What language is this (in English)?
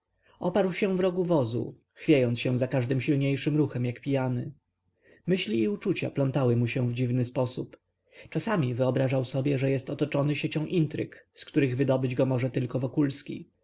Polish